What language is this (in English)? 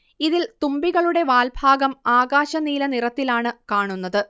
Malayalam